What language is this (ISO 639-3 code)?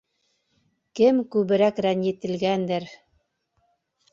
bak